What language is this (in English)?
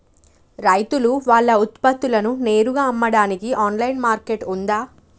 Telugu